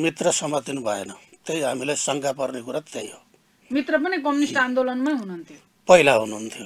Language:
Arabic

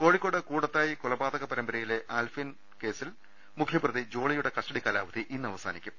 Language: Malayalam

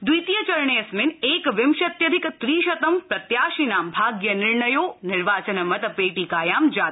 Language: Sanskrit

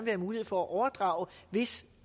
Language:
Danish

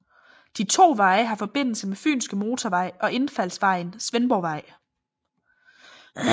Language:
Danish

